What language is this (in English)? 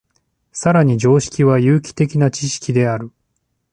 Japanese